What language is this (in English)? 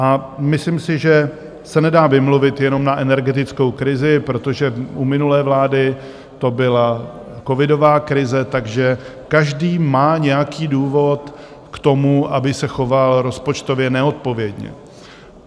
Czech